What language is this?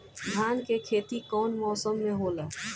Bhojpuri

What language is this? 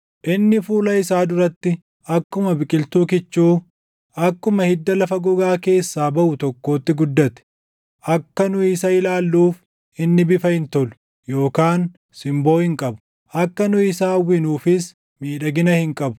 Oromo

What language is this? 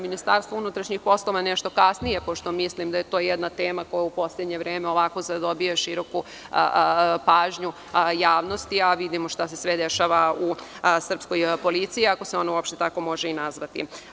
Serbian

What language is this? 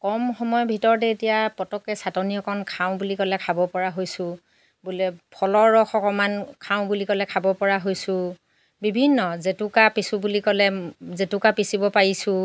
Assamese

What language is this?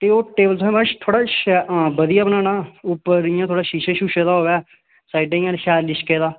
Dogri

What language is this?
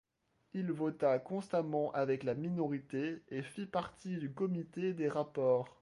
French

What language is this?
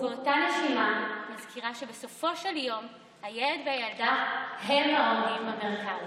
Hebrew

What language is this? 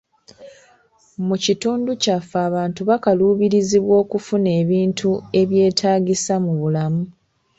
Ganda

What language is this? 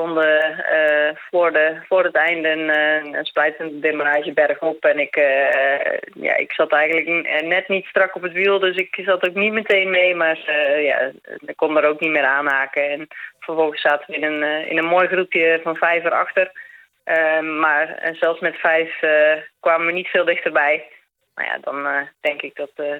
Dutch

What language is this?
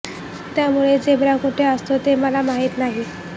Marathi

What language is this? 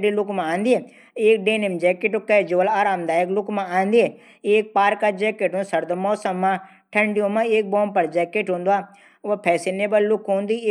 Garhwali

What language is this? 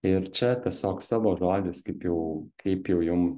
Lithuanian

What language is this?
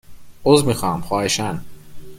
Persian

